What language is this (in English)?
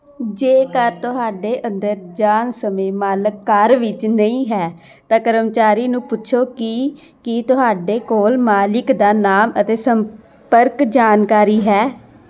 Punjabi